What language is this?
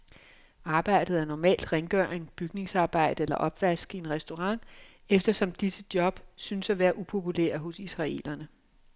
Danish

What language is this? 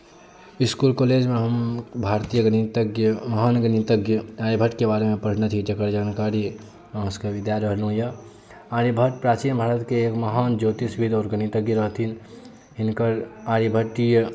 Maithili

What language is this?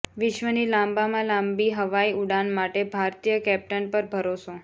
Gujarati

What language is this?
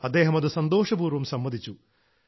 Malayalam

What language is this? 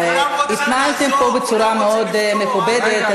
Hebrew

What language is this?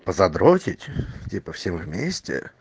Russian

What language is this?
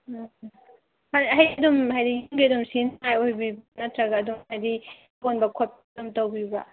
Manipuri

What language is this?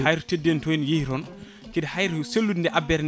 Fula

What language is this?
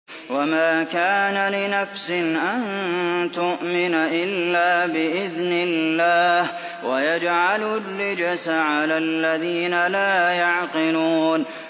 Arabic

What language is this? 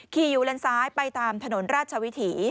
Thai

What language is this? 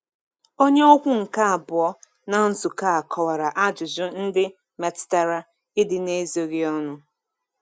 Igbo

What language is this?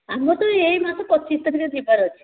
Odia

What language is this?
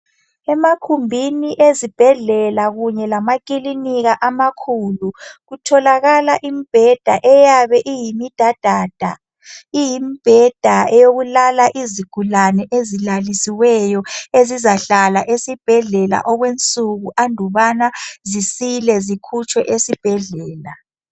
North Ndebele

